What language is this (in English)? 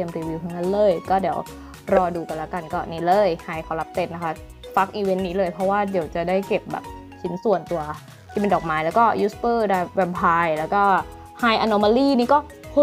Thai